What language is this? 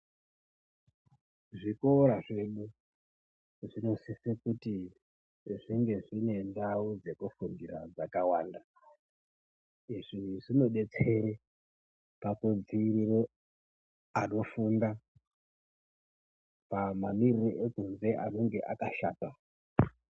Ndau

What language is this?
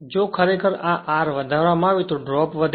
Gujarati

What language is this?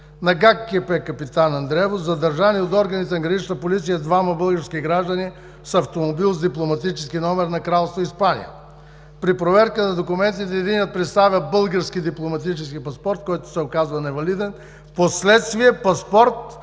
Bulgarian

